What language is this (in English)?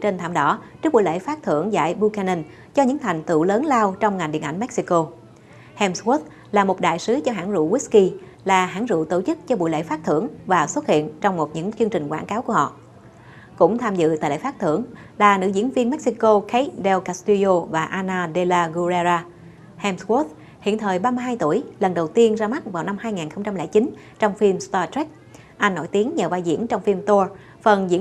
Vietnamese